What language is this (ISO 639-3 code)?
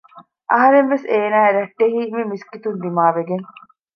div